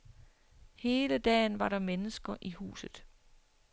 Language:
Danish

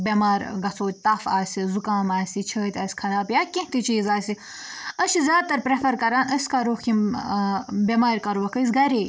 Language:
Kashmiri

